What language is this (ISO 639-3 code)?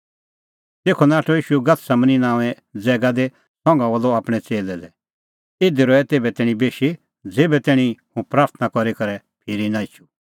kfx